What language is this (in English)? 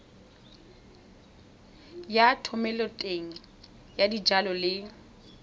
Tswana